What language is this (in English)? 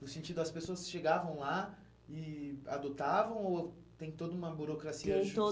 Portuguese